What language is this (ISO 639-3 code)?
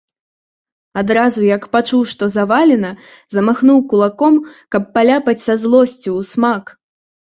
bel